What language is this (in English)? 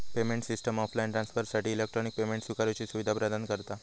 Marathi